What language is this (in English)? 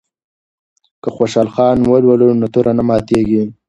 Pashto